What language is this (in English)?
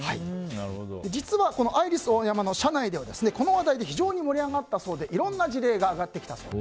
Japanese